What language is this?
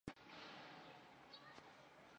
Chinese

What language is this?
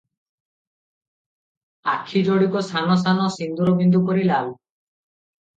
Odia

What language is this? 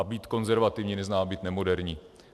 Czech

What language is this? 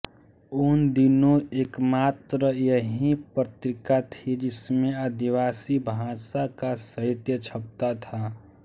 Hindi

